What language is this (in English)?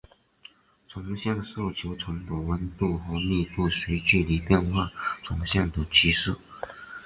Chinese